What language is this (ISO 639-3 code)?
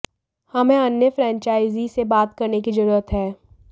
hin